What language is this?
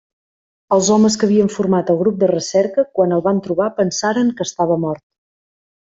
Catalan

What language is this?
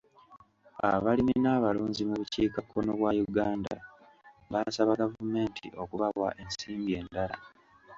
Ganda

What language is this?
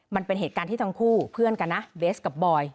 Thai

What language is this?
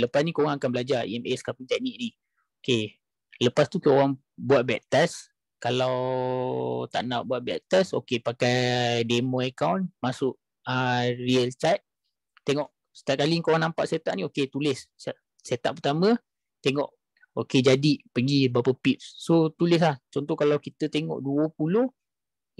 Malay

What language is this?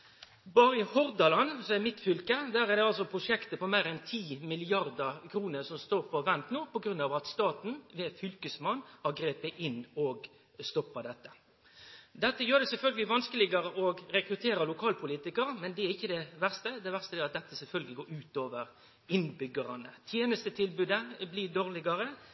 Norwegian Nynorsk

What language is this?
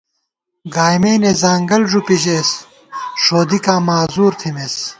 Gawar-Bati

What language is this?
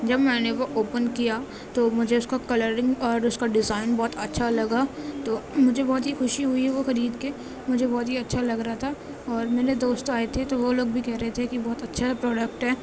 Urdu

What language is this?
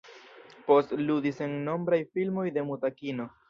Esperanto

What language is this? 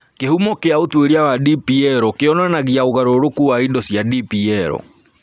Kikuyu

